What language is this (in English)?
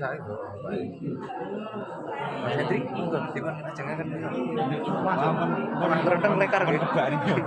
Indonesian